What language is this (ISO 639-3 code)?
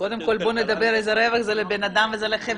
heb